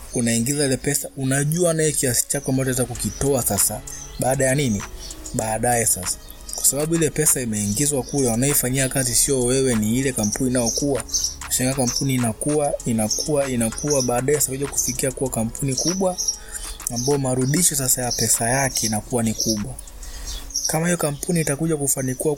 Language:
Swahili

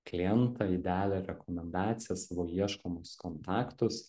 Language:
Lithuanian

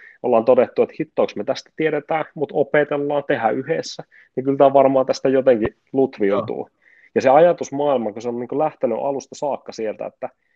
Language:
Finnish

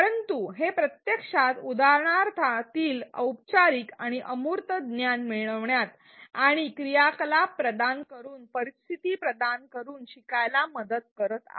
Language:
Marathi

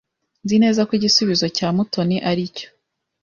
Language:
Kinyarwanda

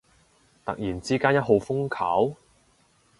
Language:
Cantonese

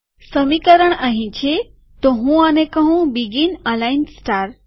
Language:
Gujarati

